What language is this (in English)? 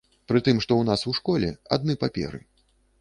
Belarusian